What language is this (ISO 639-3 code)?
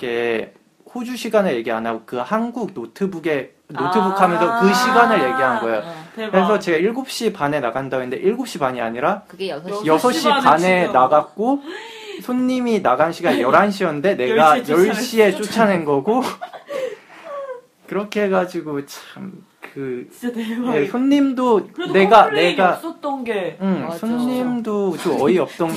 kor